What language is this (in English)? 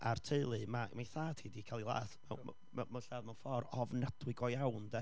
Welsh